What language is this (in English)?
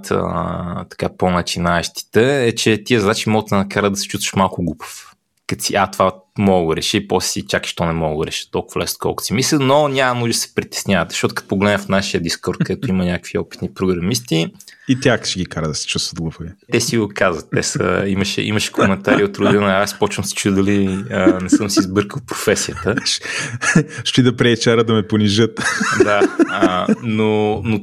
Bulgarian